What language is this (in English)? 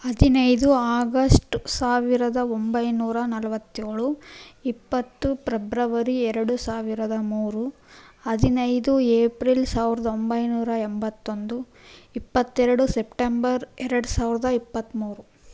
Kannada